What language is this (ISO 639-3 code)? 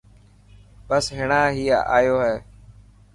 mki